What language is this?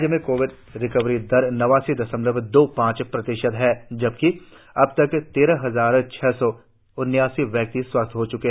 Hindi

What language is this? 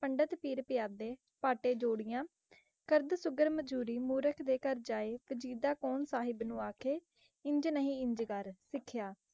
Punjabi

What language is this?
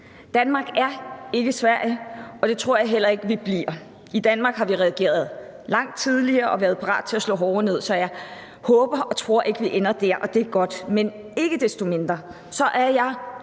Danish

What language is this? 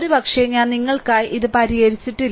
Malayalam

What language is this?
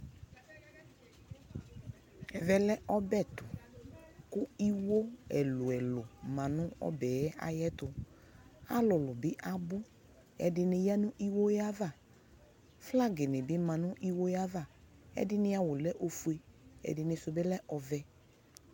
Ikposo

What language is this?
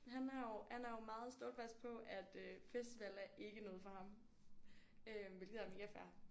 Danish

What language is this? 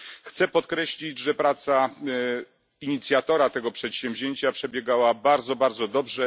Polish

